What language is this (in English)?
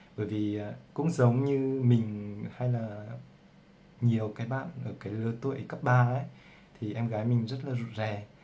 Vietnamese